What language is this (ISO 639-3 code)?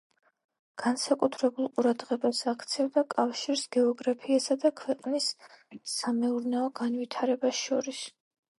kat